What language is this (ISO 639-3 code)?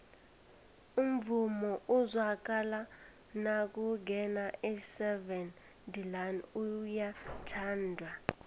nbl